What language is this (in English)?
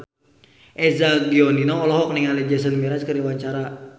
Sundanese